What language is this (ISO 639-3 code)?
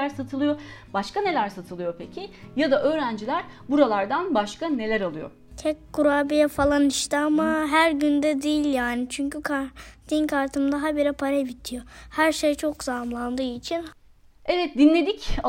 tur